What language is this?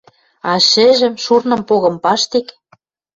Western Mari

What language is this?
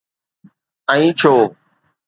Sindhi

